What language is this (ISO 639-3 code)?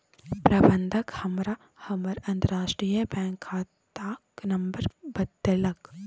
mai